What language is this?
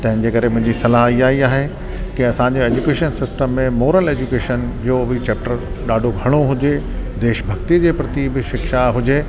Sindhi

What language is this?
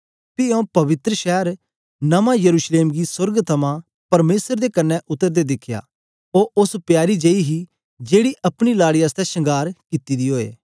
Dogri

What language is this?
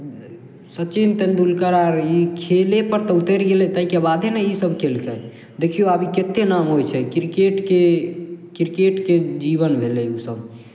Maithili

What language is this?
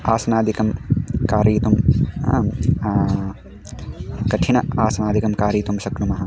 Sanskrit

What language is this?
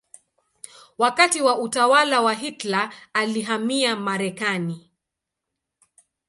Swahili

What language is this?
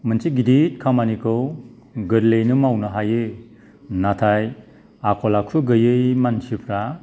Bodo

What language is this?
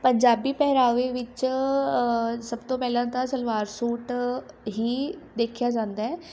Punjabi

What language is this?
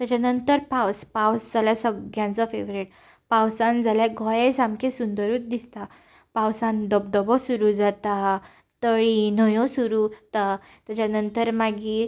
Konkani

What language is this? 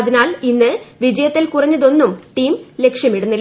Malayalam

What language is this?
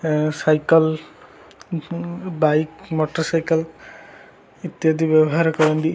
Odia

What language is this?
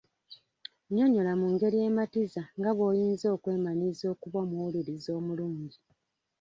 Ganda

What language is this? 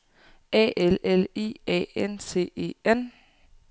Danish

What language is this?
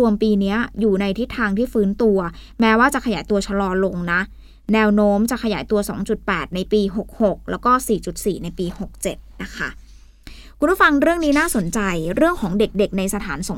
Thai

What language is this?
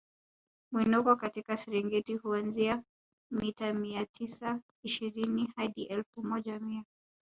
Swahili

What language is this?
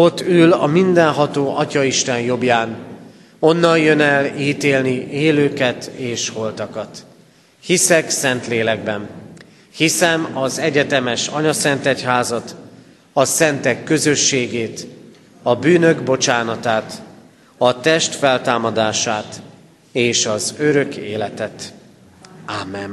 Hungarian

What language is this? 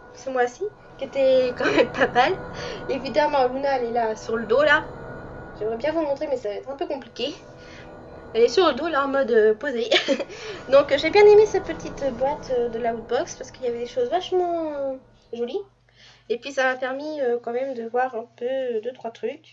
French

